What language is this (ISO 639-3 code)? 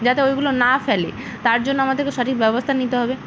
ben